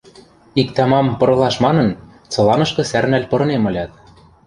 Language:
Western Mari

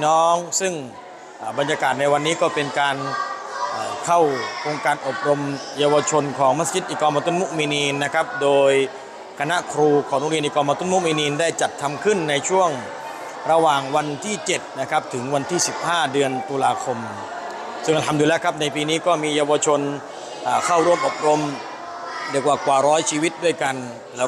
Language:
Thai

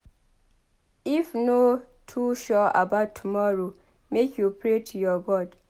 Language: Nigerian Pidgin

